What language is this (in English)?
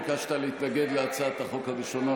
Hebrew